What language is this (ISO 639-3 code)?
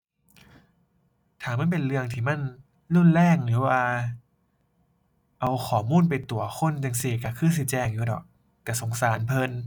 tha